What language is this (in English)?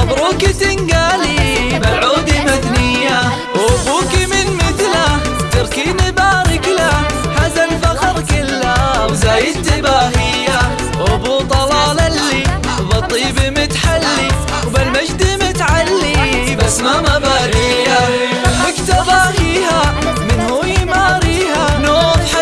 Arabic